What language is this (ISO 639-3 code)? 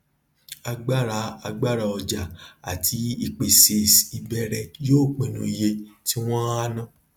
yor